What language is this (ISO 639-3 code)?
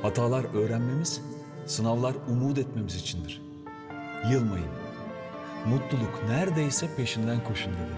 tur